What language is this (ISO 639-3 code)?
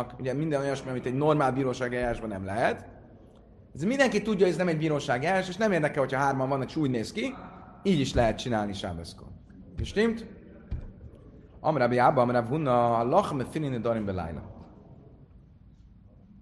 hun